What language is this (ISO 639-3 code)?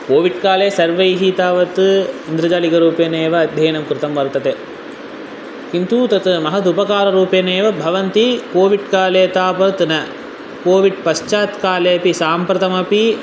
san